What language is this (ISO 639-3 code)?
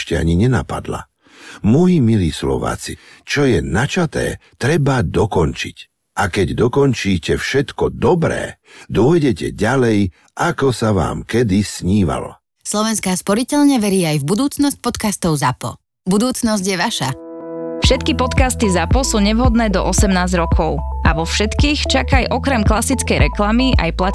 slk